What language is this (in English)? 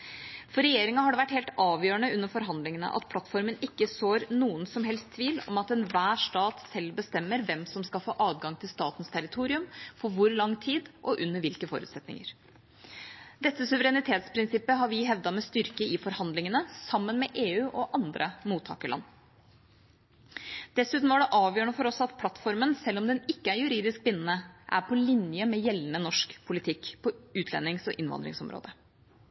Norwegian Bokmål